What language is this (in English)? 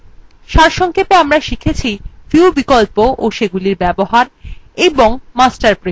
Bangla